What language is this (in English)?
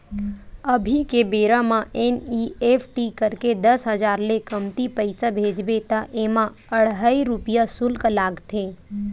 Chhattisgarhi